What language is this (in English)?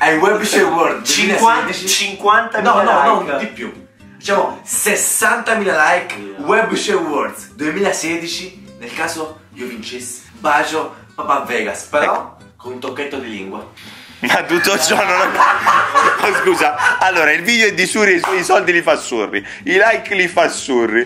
Italian